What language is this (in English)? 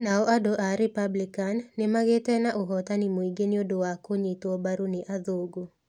Kikuyu